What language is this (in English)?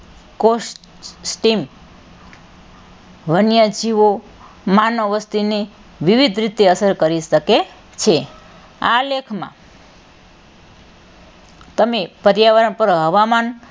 Gujarati